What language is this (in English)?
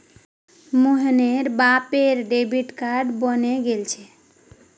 Magahi